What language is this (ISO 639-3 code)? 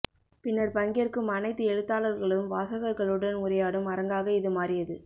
tam